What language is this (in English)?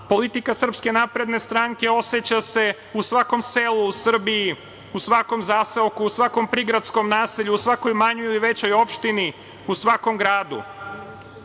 Serbian